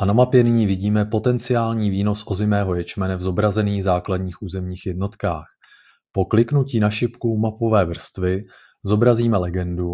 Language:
Czech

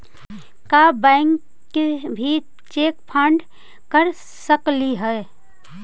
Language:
Magahi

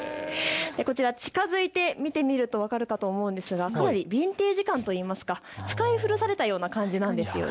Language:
Japanese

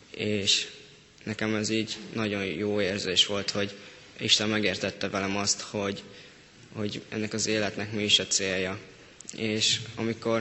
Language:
Hungarian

